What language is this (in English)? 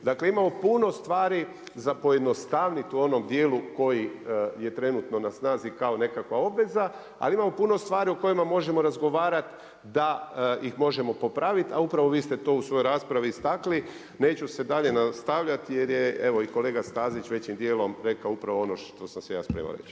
Croatian